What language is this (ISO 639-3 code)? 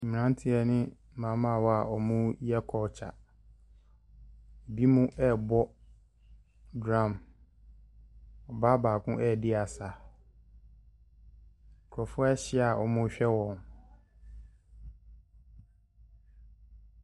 aka